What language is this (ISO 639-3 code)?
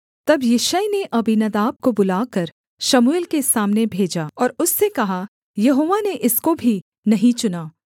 hin